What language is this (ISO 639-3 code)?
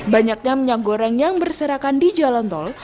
ind